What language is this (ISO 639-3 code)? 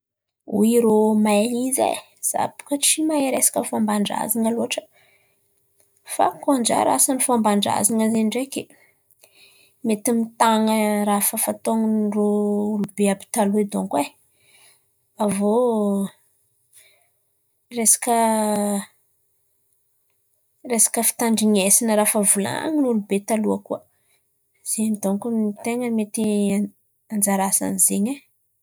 xmv